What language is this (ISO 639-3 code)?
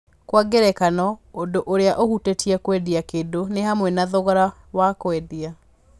kik